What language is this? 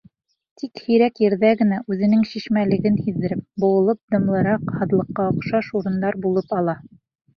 Bashkir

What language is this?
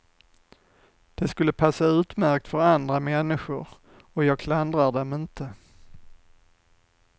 Swedish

